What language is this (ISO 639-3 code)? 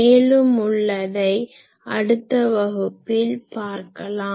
tam